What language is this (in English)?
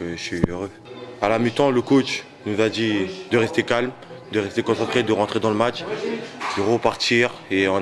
French